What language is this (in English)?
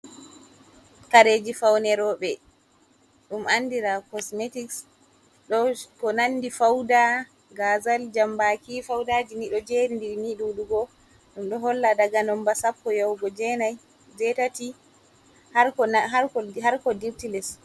Fula